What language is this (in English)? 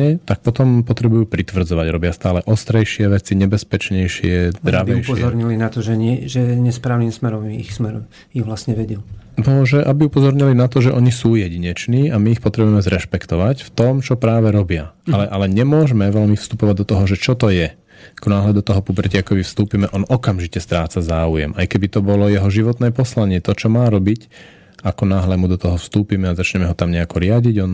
Slovak